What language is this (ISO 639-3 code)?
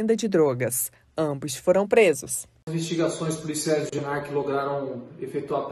por